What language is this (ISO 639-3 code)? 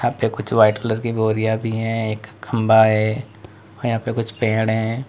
hin